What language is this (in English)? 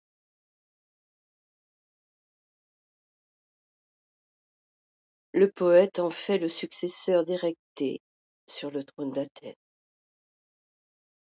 French